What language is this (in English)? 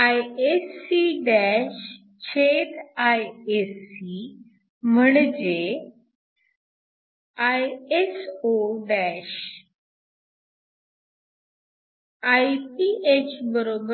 Marathi